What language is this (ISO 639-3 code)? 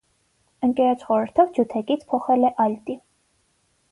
hye